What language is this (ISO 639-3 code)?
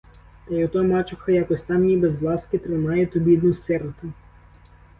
ukr